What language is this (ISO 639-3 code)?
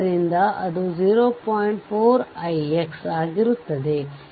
kan